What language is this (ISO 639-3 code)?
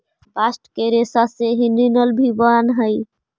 mag